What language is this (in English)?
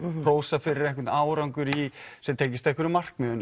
Icelandic